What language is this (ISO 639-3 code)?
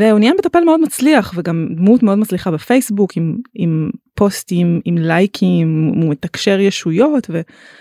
heb